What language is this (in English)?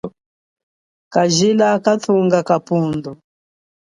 Chokwe